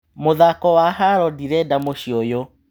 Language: Kikuyu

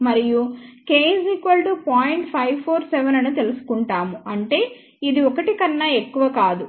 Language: Telugu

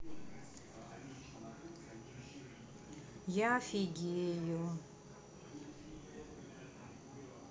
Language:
Russian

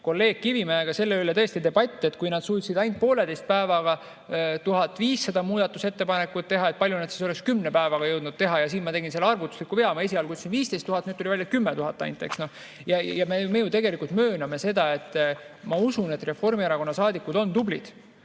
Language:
Estonian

